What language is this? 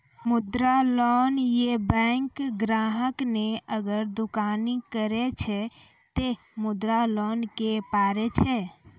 Maithili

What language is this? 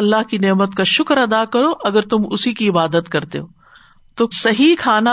Urdu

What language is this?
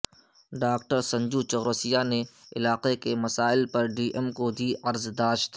Urdu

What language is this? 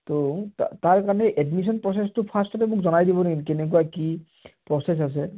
Assamese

